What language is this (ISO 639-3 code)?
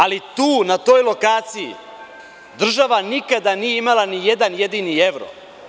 srp